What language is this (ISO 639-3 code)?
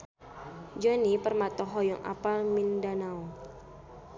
sun